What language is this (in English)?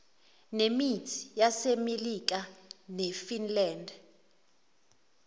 Zulu